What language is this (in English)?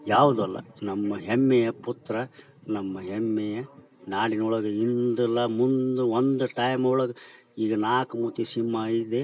Kannada